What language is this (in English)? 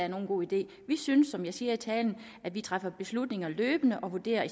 Danish